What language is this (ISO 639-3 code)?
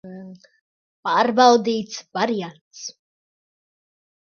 lav